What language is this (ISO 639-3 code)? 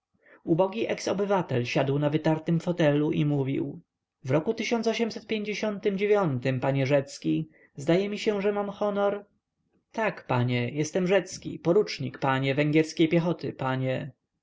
pol